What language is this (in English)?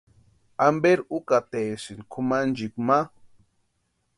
Western Highland Purepecha